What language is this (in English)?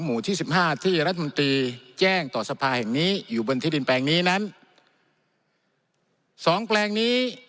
Thai